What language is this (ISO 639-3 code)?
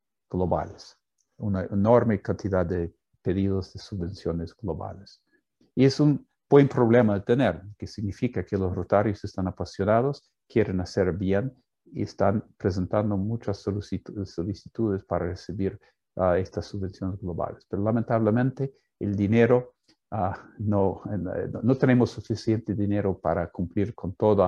spa